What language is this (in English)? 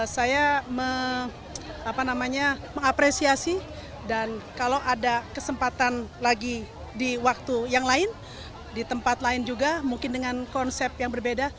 Indonesian